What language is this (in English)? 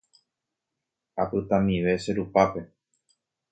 Guarani